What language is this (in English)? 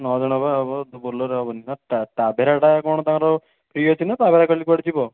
Odia